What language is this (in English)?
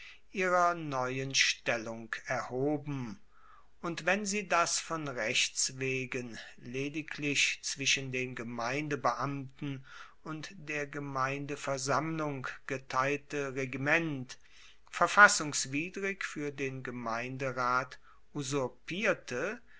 German